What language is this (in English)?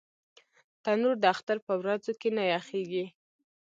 Pashto